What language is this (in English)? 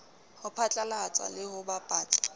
Southern Sotho